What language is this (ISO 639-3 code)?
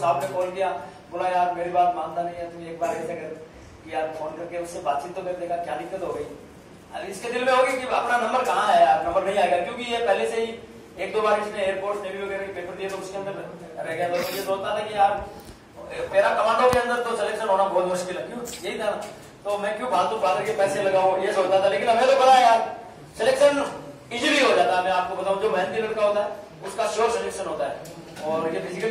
hin